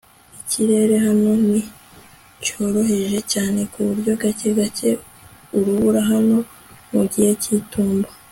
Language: Kinyarwanda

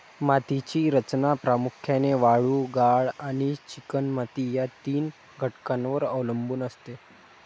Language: Marathi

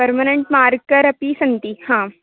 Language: Sanskrit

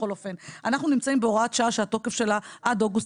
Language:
Hebrew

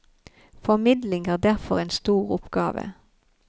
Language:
Norwegian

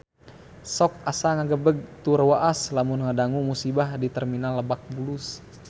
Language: Sundanese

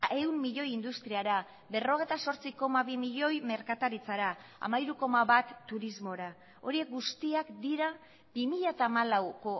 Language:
Basque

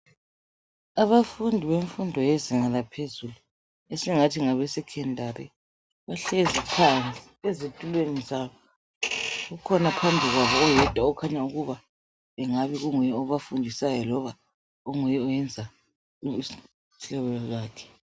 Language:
North Ndebele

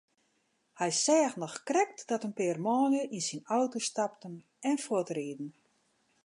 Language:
Western Frisian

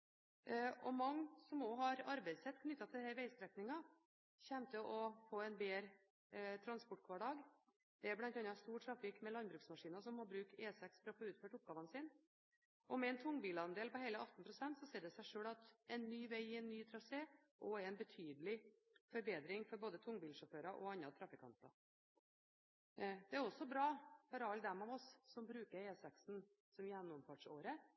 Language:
Norwegian Bokmål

